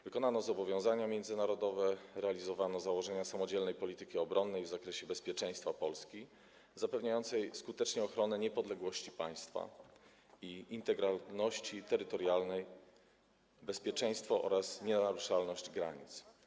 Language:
Polish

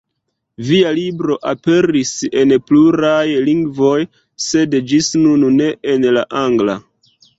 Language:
Esperanto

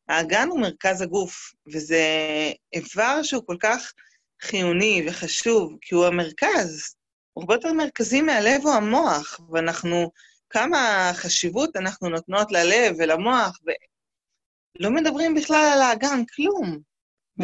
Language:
Hebrew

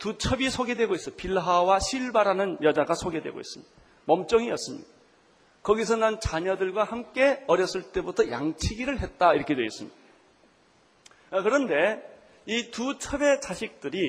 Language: Korean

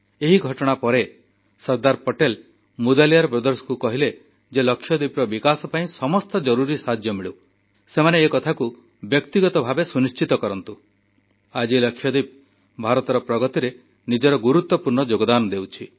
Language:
Odia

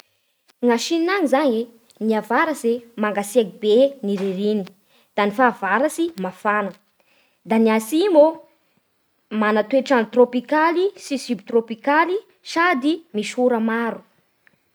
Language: Bara Malagasy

